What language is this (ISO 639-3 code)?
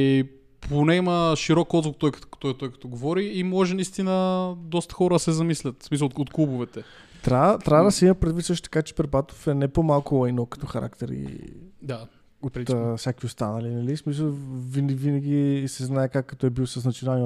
bul